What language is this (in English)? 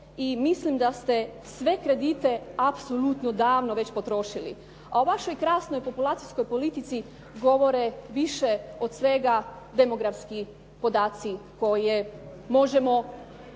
Croatian